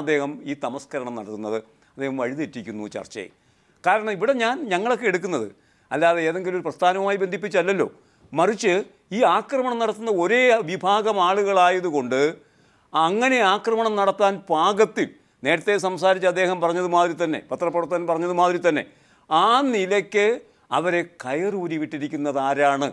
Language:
Arabic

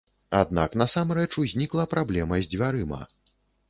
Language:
Belarusian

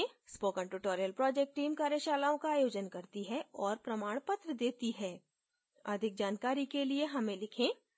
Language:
Hindi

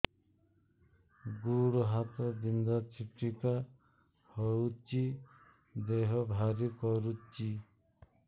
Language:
Odia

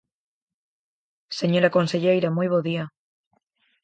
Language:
Galician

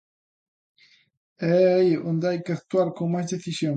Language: Galician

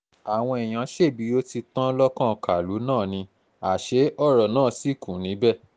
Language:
Yoruba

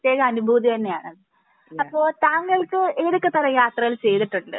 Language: Malayalam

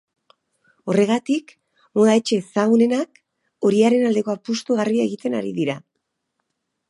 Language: Basque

